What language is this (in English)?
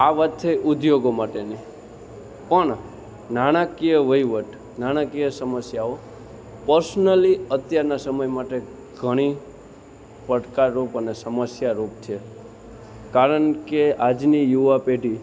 Gujarati